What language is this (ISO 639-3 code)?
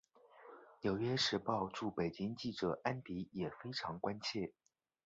zho